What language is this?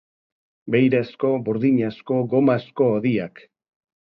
Basque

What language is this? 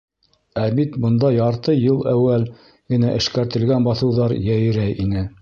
Bashkir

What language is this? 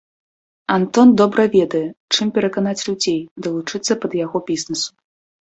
Belarusian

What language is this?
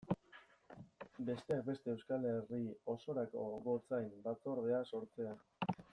Basque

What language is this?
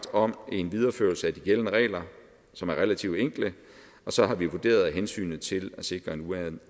Danish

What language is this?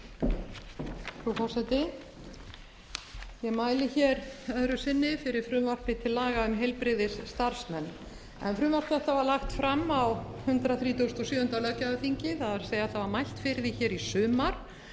Icelandic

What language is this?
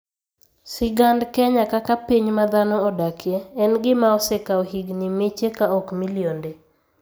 Luo (Kenya and Tanzania)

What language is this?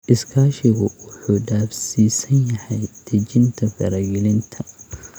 Somali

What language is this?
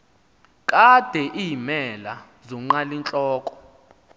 Xhosa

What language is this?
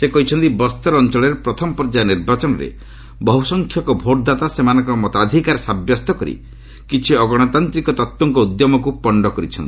Odia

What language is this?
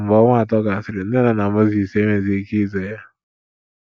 Igbo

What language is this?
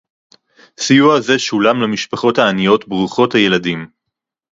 Hebrew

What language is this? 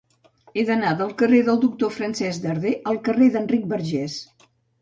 Catalan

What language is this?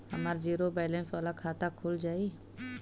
Bhojpuri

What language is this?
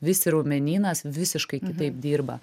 Lithuanian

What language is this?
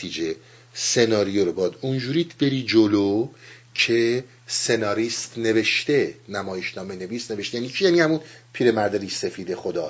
Persian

